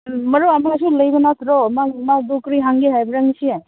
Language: Manipuri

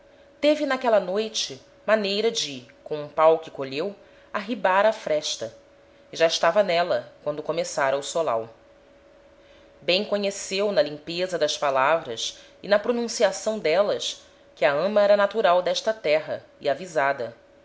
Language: Portuguese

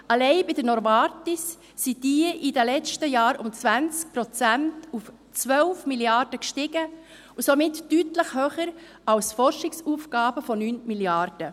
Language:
Swiss German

